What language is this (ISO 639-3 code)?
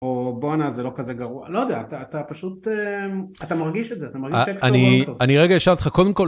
heb